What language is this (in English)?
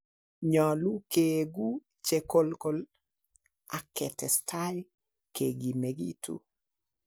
Kalenjin